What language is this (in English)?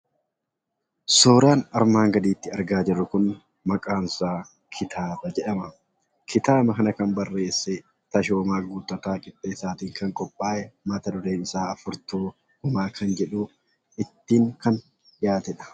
Oromo